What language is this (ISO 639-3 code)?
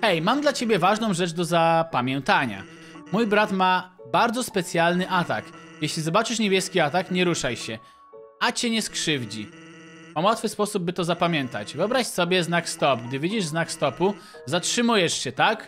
pol